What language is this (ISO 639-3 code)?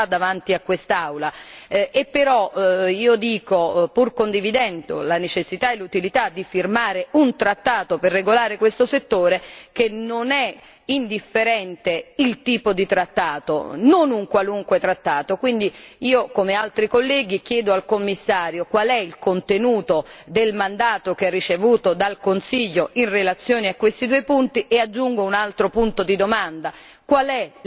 ita